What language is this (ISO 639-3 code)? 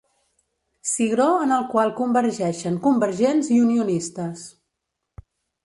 cat